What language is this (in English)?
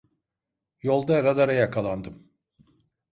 Turkish